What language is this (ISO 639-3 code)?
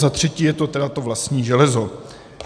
ces